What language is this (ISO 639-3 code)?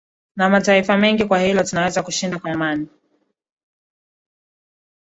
swa